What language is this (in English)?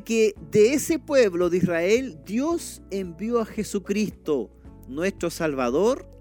Spanish